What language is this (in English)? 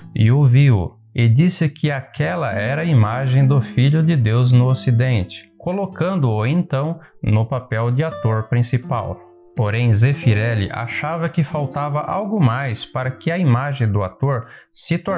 Portuguese